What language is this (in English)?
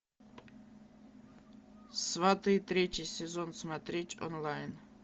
Russian